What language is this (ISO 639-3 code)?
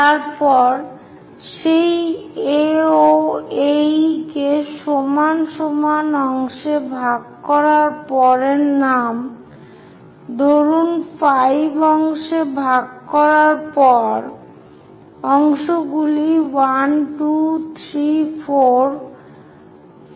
ben